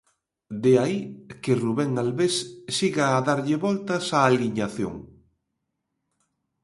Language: Galician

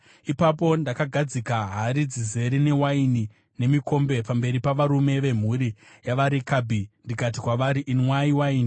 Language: Shona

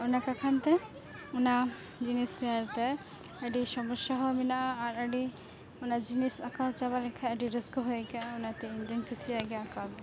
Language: Santali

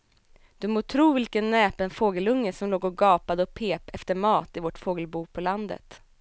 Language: Swedish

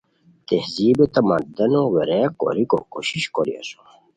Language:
Khowar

